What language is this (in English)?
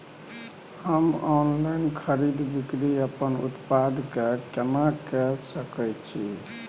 Maithili